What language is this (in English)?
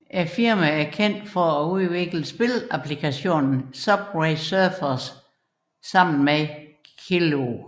Danish